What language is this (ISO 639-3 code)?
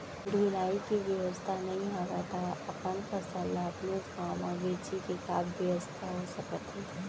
hne